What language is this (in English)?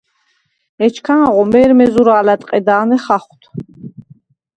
Svan